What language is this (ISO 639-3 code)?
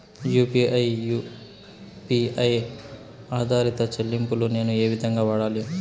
tel